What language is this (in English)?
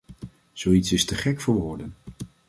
Dutch